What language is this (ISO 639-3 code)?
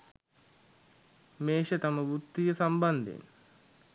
sin